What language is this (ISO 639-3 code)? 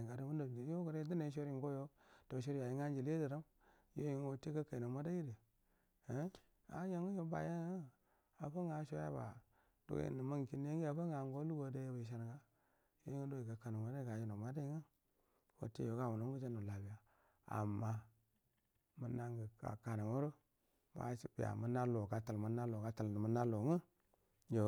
bdm